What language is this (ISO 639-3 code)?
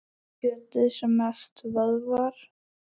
isl